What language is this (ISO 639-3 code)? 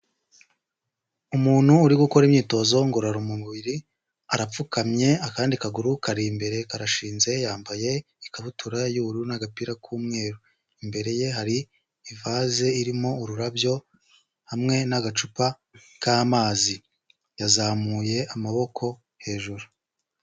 kin